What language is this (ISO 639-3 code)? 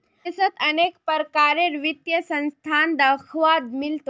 mag